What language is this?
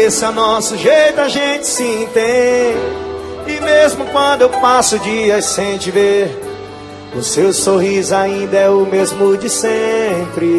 Portuguese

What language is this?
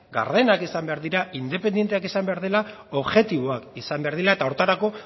Basque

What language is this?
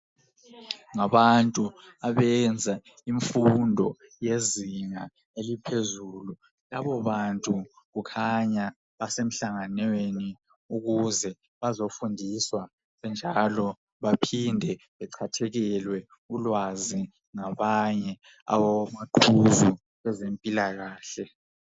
North Ndebele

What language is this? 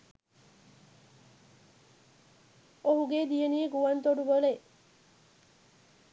Sinhala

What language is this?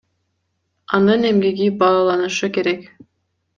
Kyrgyz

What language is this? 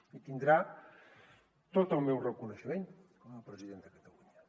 Catalan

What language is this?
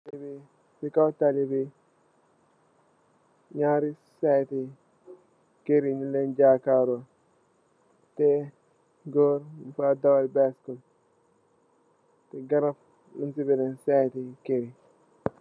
Wolof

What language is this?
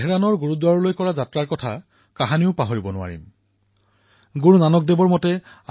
Assamese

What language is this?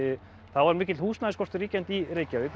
Icelandic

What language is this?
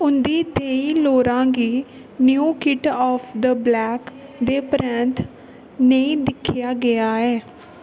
Dogri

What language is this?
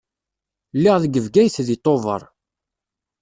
Kabyle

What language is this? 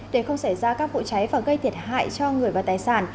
Vietnamese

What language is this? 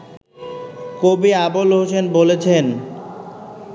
Bangla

